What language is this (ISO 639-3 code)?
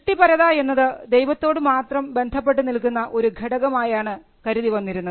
mal